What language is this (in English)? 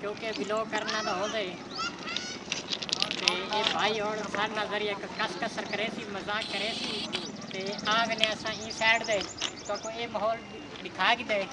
Uyghur